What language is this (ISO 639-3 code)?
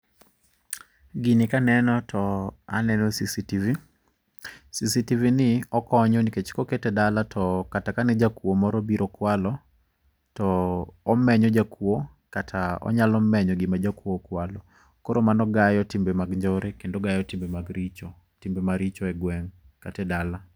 luo